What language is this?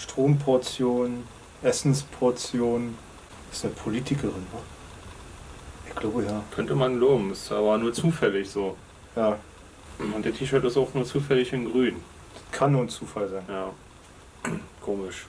German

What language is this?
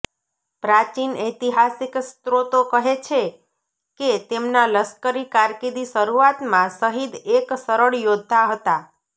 Gujarati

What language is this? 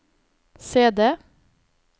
Norwegian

